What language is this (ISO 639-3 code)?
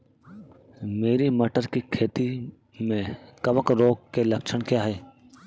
hin